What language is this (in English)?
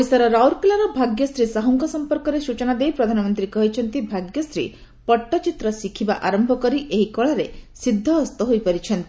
Odia